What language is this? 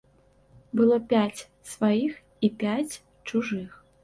Belarusian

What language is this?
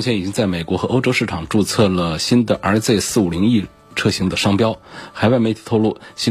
Chinese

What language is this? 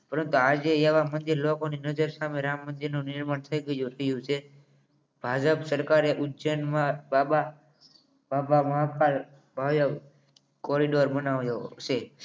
Gujarati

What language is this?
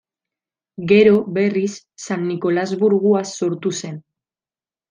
Basque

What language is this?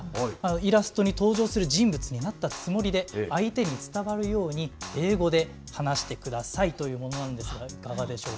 Japanese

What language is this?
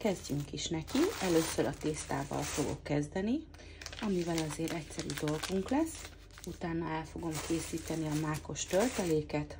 Hungarian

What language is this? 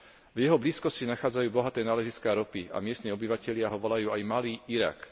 Slovak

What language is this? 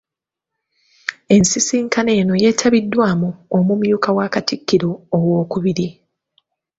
Ganda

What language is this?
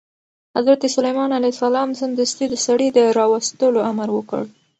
Pashto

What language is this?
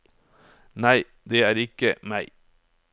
Norwegian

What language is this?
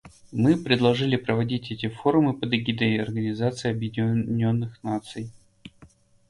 Russian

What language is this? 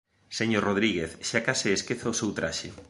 Galician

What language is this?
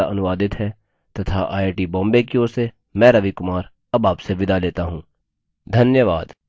Hindi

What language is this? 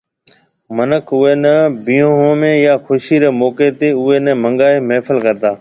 Marwari (Pakistan)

